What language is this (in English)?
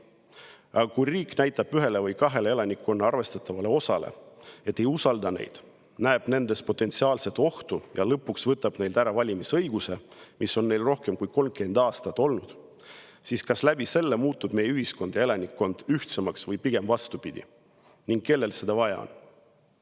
Estonian